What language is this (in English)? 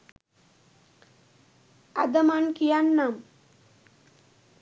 Sinhala